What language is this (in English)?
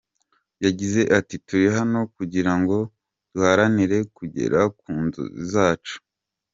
Kinyarwanda